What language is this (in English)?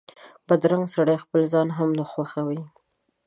Pashto